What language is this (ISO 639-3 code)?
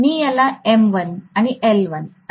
mar